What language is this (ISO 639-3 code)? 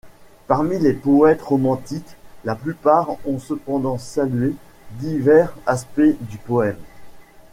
fra